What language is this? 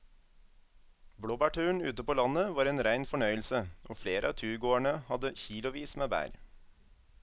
Norwegian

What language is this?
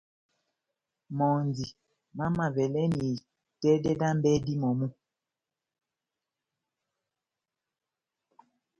Batanga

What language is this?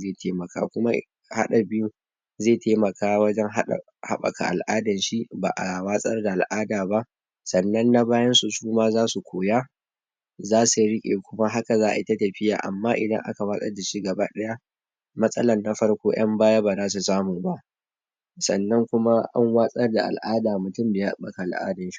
Hausa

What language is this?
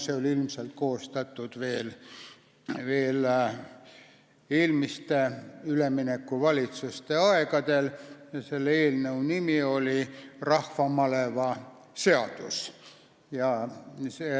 Estonian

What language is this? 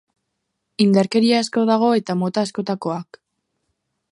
Basque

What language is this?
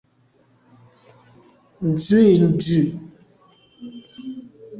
Medumba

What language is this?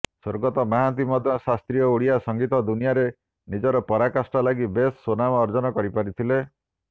Odia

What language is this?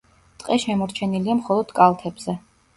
Georgian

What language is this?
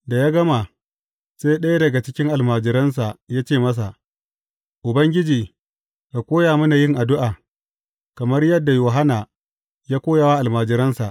Hausa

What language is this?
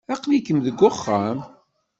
Kabyle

